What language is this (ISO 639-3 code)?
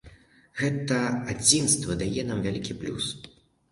bel